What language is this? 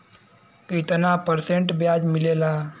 Bhojpuri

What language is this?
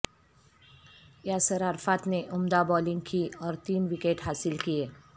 Urdu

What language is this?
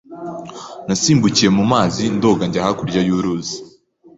Kinyarwanda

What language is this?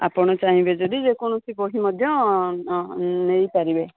Odia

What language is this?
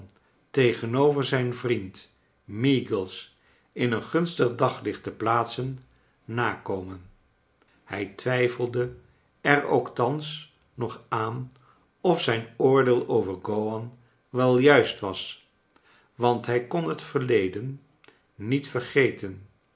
Dutch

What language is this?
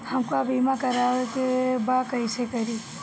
Bhojpuri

